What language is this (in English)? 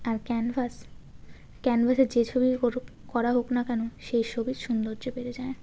Bangla